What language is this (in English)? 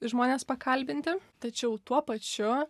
Lithuanian